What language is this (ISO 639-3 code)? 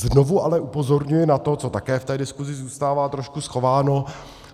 ces